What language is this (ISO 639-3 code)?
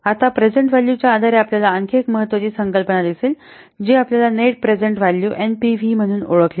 mar